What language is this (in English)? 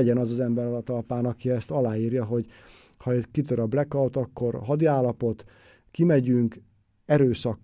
Hungarian